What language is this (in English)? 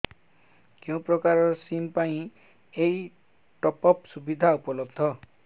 Odia